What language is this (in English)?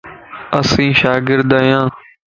Lasi